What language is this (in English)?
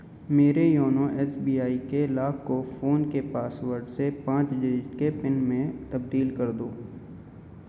Urdu